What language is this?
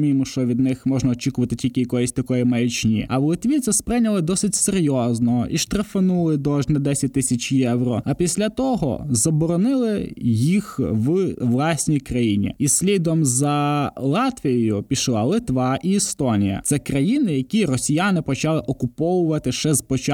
Ukrainian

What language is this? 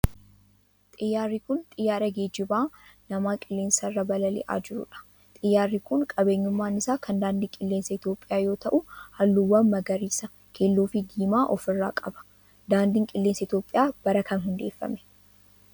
Oromo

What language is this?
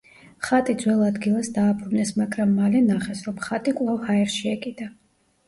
Georgian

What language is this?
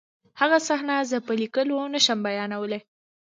Pashto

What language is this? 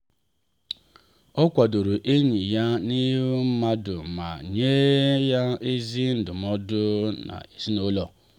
Igbo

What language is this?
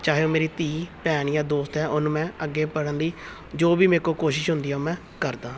Punjabi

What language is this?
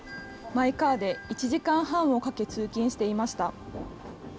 Japanese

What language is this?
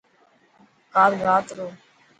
Dhatki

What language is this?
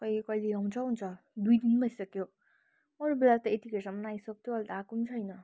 Nepali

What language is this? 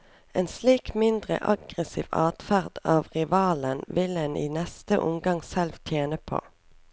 Norwegian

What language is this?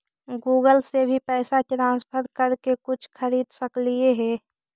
Magahi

